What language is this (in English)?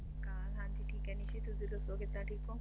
Punjabi